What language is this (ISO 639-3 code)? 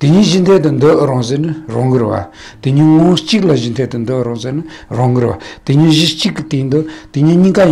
ron